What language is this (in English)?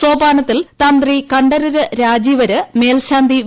Malayalam